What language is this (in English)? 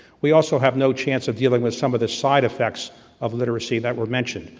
English